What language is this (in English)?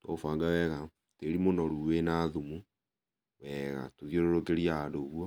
Kikuyu